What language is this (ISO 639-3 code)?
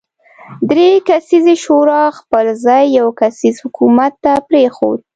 pus